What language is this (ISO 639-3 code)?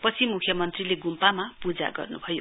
nep